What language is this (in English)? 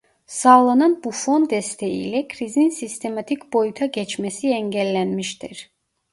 Turkish